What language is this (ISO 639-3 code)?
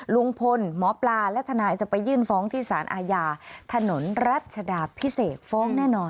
tha